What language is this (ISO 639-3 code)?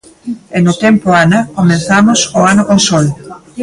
glg